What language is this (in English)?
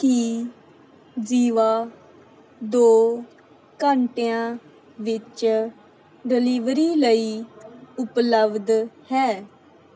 Punjabi